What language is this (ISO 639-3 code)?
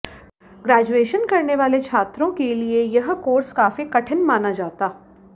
hin